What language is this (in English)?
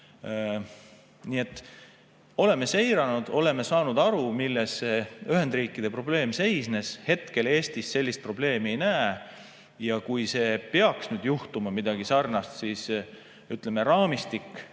Estonian